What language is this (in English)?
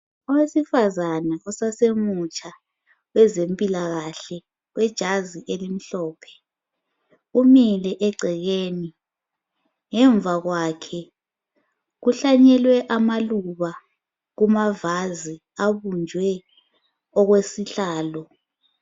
North Ndebele